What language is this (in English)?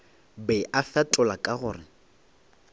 Northern Sotho